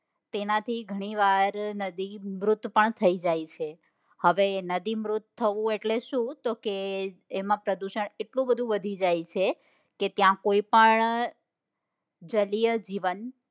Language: Gujarati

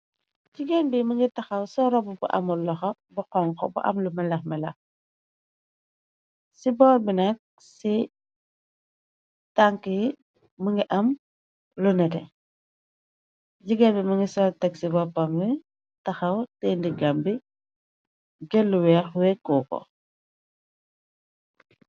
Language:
Wolof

